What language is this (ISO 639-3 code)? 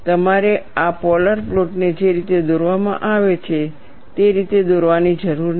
guj